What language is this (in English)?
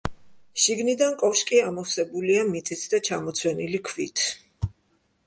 Georgian